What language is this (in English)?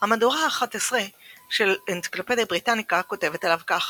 Hebrew